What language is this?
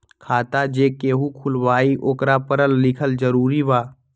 Magahi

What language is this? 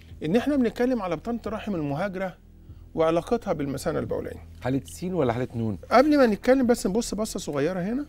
Arabic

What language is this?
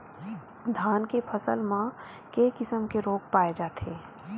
Chhattisgarhi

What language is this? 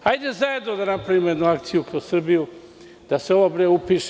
Serbian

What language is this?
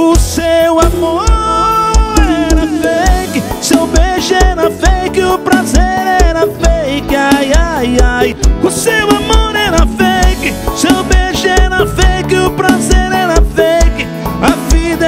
Portuguese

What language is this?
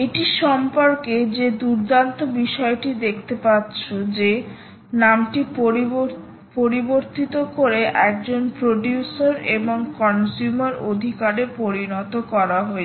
Bangla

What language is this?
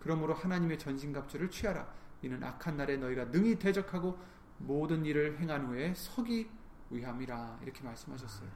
Korean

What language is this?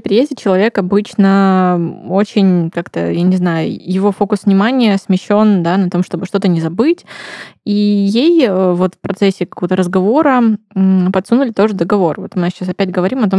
Russian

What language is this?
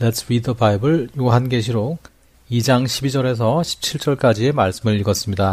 Korean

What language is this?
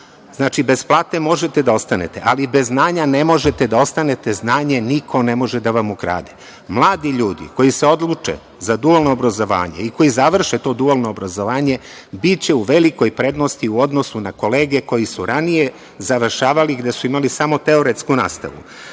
Serbian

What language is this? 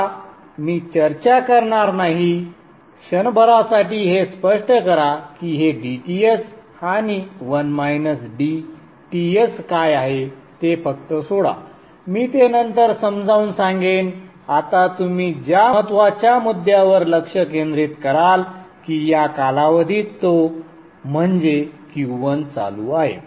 Marathi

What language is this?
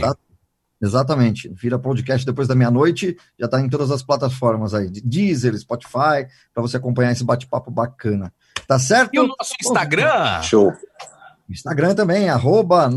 Portuguese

